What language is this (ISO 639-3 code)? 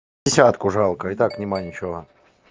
rus